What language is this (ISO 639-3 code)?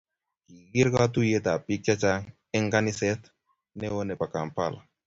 kln